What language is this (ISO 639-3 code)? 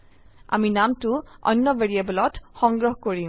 asm